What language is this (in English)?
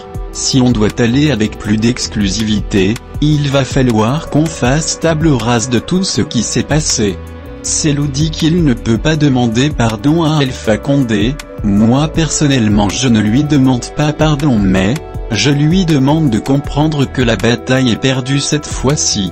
French